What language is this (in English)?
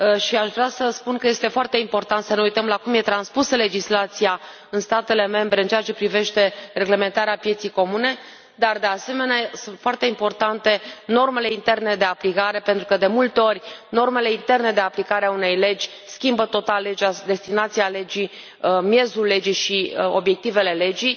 Romanian